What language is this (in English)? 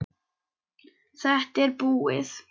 Icelandic